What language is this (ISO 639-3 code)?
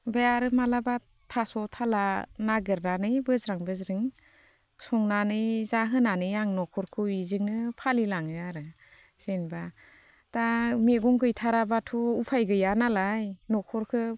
brx